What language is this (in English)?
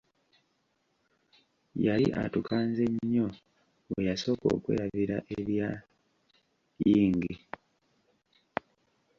Ganda